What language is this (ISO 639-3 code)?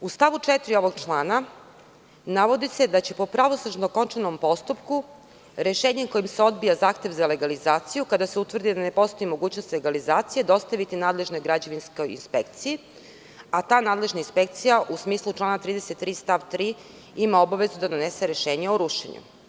srp